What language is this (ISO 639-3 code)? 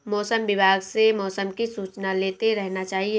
hin